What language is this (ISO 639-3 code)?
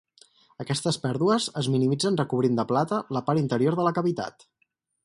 cat